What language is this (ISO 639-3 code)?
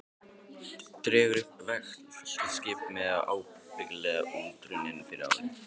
isl